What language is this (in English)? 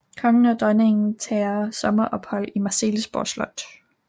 Danish